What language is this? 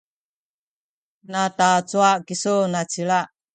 Sakizaya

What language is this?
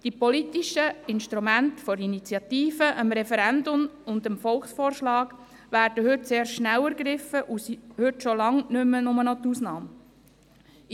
Swiss German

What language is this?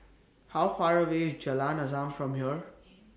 English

